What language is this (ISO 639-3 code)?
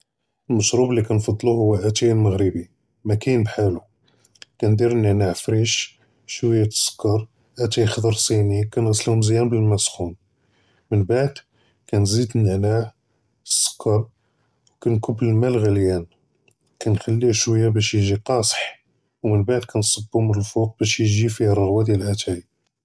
jrb